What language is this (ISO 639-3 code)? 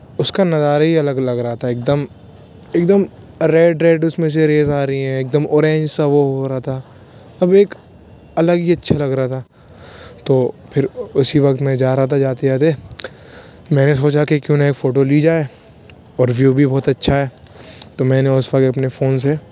urd